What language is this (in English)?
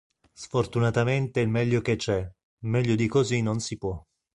Italian